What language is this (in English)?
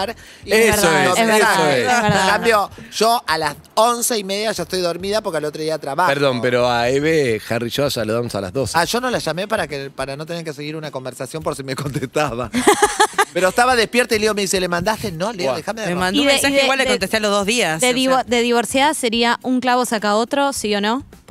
Spanish